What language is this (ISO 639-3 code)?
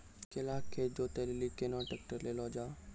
mai